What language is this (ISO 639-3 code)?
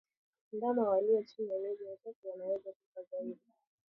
swa